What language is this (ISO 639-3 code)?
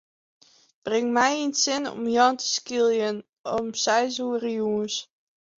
fry